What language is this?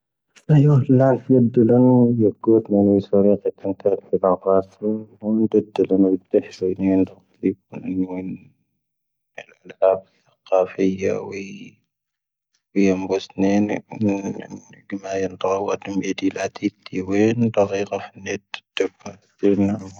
Tahaggart Tamahaq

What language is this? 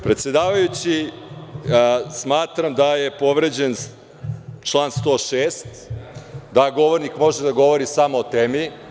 Serbian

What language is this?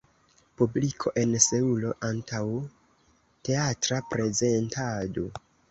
Esperanto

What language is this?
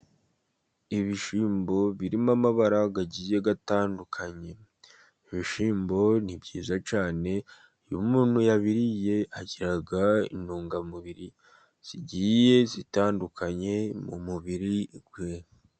Kinyarwanda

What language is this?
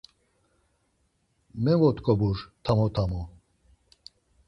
Laz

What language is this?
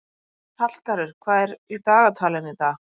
Icelandic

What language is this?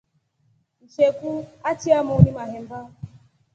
Rombo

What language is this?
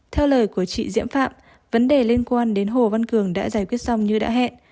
Vietnamese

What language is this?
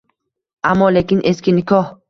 Uzbek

